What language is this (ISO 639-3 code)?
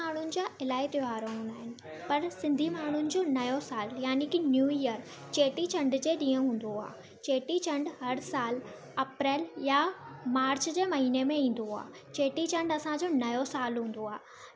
snd